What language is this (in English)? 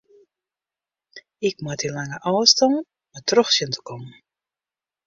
Western Frisian